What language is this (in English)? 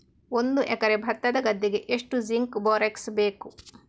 Kannada